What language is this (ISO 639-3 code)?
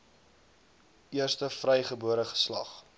afr